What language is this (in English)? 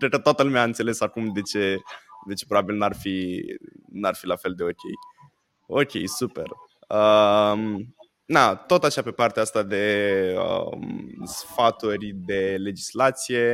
Romanian